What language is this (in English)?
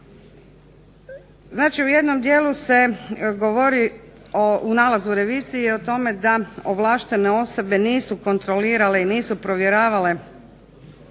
Croatian